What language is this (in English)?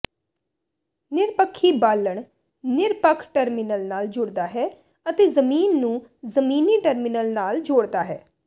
Punjabi